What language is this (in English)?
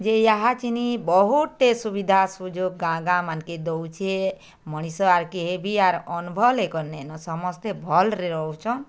Odia